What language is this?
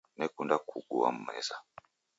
Taita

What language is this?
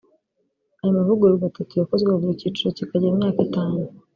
Kinyarwanda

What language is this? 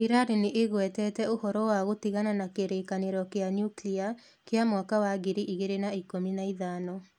Kikuyu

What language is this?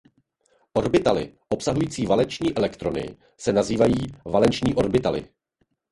Czech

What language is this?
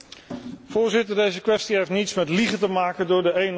Dutch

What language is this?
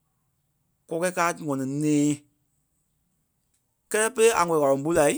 Kpelle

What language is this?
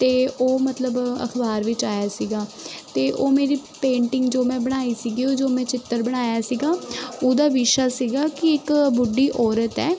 Punjabi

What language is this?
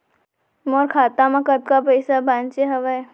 Chhattisgarhi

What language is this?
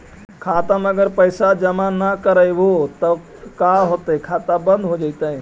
Magahi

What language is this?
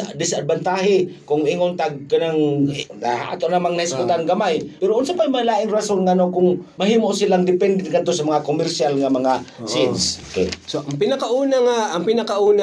Filipino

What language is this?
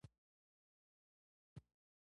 Pashto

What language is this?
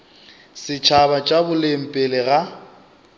Northern Sotho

